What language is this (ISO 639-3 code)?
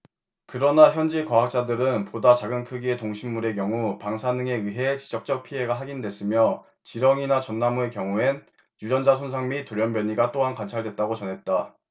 kor